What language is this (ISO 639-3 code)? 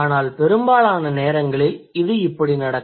tam